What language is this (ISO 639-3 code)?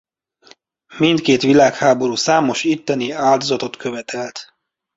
hun